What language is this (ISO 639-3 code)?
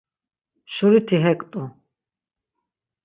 lzz